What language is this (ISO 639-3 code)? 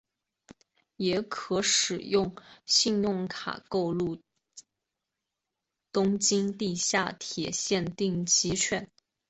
zho